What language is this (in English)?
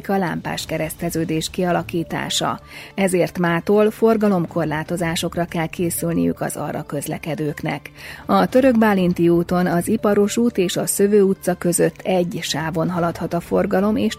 Hungarian